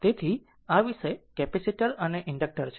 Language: Gujarati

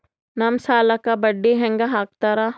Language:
Kannada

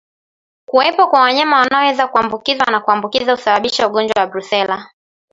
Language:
Swahili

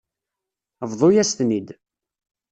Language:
Kabyle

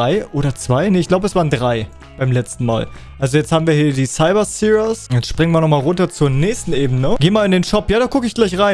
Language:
German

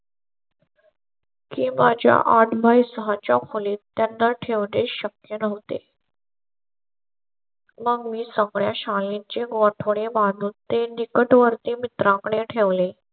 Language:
Marathi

